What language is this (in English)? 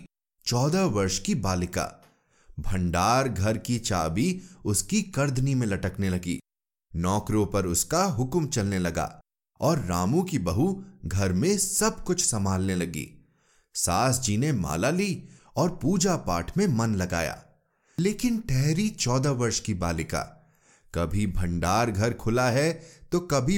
Hindi